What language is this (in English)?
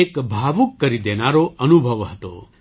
Gujarati